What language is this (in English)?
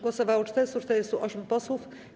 Polish